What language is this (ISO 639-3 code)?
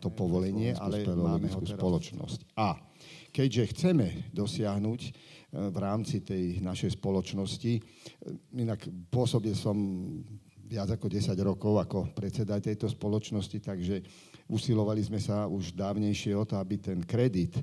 slk